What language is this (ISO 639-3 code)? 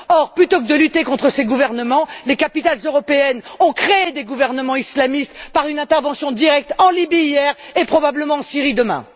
fra